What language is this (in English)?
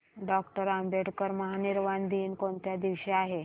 Marathi